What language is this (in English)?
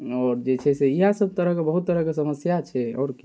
Maithili